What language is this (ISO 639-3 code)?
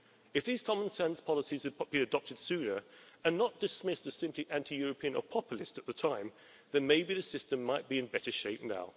eng